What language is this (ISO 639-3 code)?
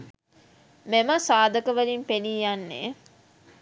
sin